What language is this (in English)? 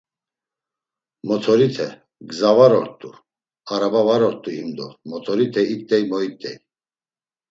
Laz